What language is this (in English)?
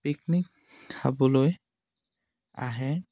Assamese